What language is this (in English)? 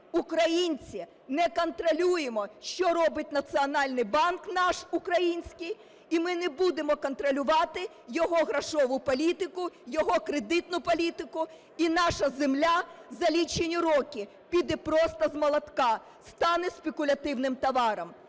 Ukrainian